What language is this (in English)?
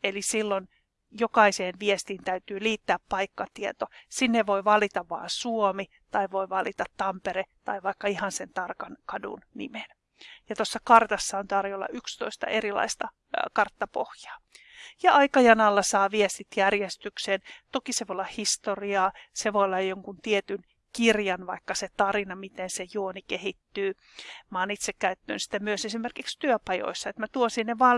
Finnish